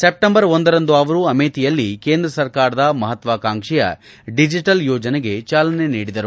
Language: Kannada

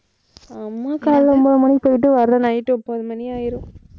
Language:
Tamil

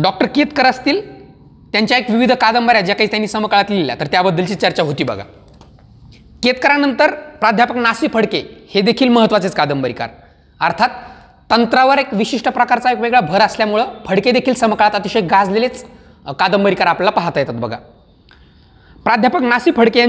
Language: Romanian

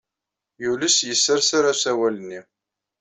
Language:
Kabyle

